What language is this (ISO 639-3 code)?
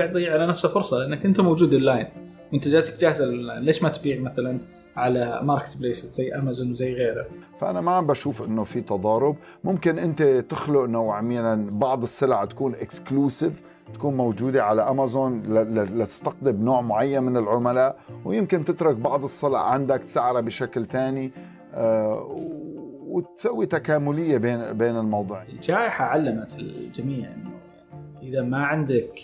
ara